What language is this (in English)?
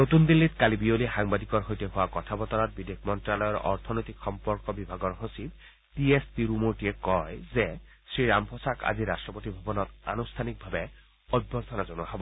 Assamese